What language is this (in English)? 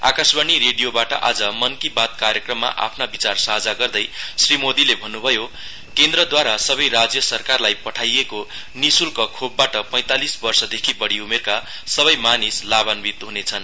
Nepali